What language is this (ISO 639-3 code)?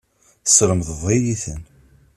kab